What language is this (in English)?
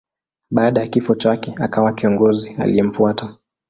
Swahili